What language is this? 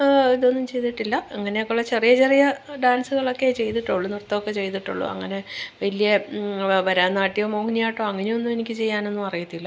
Malayalam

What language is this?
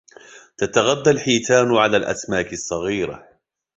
Arabic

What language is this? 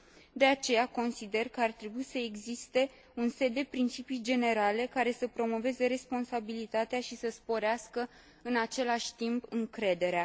Romanian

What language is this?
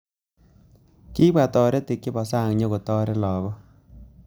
Kalenjin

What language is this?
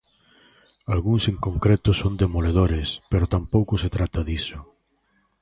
Galician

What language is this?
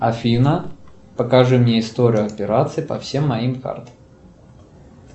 Russian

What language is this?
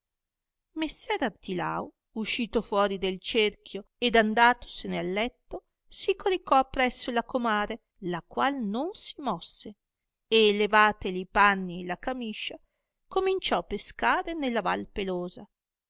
Italian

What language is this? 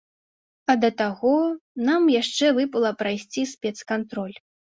Belarusian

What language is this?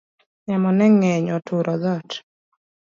Luo (Kenya and Tanzania)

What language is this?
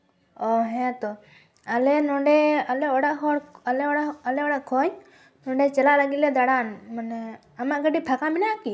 Santali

